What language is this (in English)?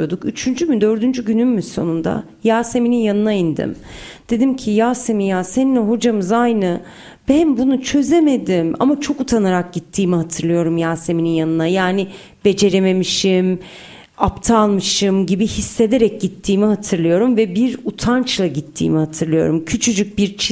Turkish